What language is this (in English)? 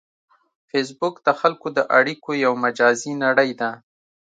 Pashto